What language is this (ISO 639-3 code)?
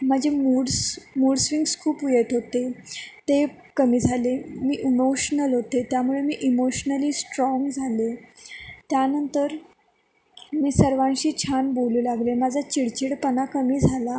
mar